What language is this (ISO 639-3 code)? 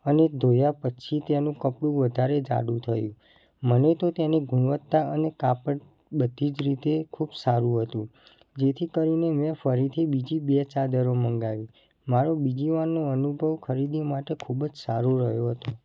guj